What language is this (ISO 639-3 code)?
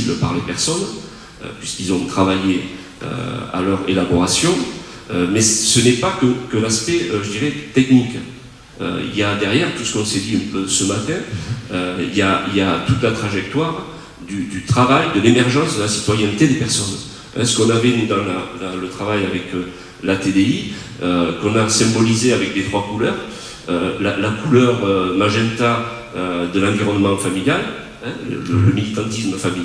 fra